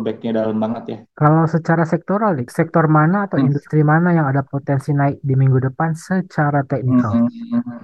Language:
Indonesian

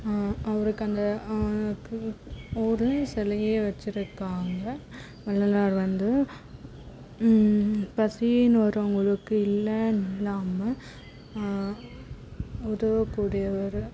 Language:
Tamil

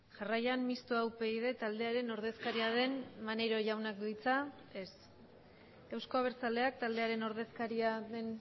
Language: Basque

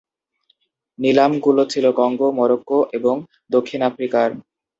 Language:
Bangla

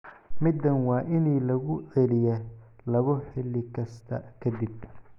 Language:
Somali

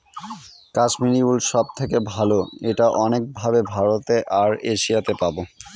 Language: Bangla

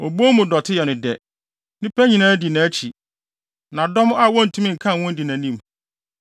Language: Akan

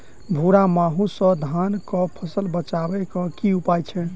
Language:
Maithili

